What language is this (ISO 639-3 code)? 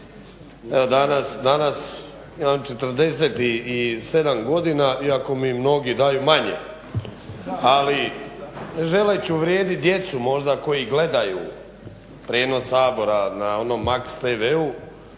hrv